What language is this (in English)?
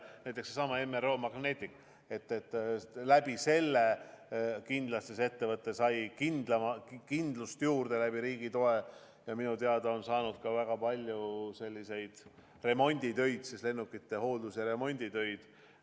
Estonian